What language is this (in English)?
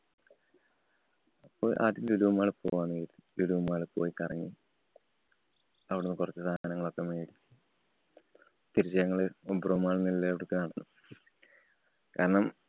Malayalam